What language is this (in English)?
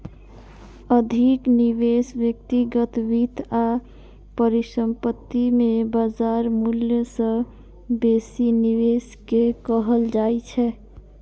Maithili